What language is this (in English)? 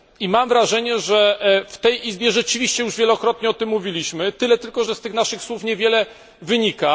Polish